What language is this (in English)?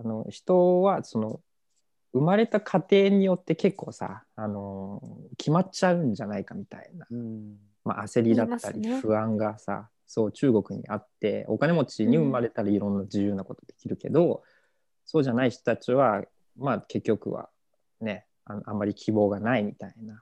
Japanese